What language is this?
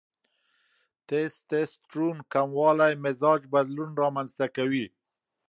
Pashto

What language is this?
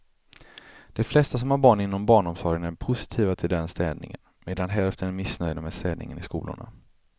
Swedish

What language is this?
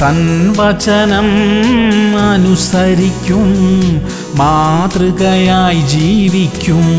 Malayalam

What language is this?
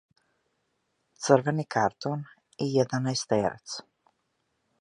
Serbian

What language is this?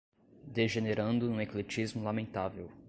Portuguese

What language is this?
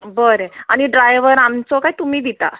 Konkani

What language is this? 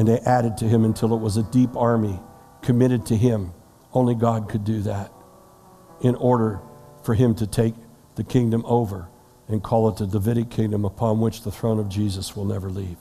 English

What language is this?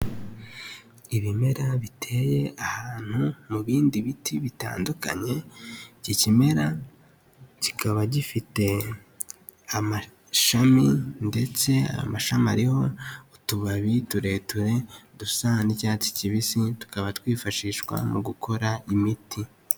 Kinyarwanda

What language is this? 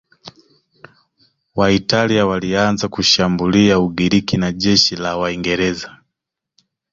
Swahili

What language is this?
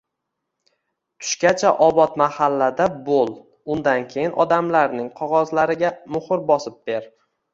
Uzbek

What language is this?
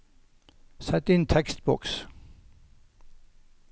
Norwegian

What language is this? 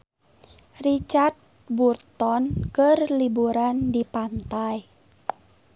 Sundanese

